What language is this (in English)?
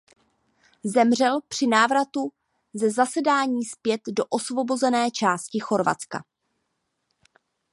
Czech